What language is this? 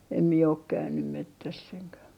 Finnish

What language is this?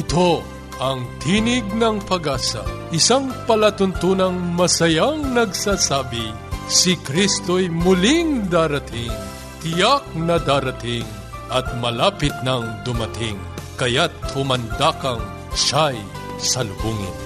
Filipino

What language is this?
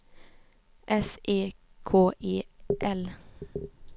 Swedish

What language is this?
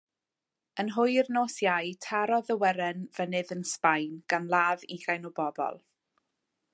Welsh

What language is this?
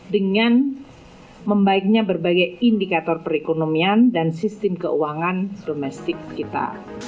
Indonesian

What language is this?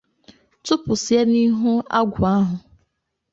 Igbo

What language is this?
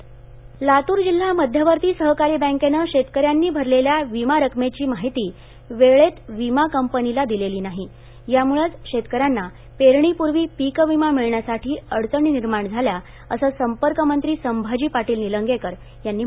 Marathi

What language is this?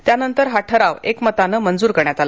Marathi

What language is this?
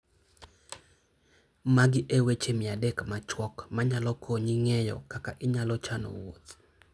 Luo (Kenya and Tanzania)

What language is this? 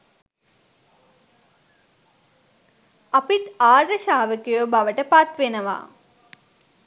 Sinhala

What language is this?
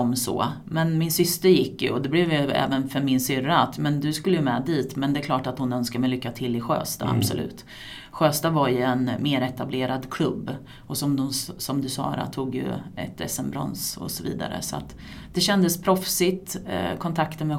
Swedish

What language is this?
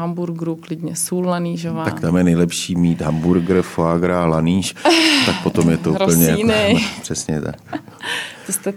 Czech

